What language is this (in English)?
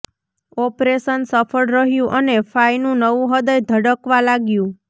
Gujarati